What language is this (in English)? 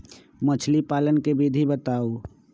Magahi